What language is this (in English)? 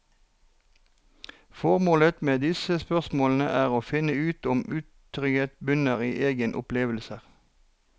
Norwegian